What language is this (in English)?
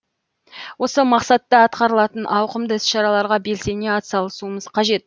Kazakh